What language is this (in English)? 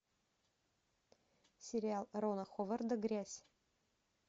Russian